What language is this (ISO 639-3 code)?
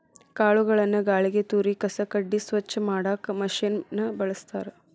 kan